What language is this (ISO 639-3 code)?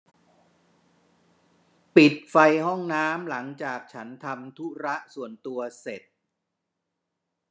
tha